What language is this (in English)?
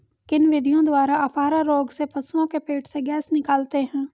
Hindi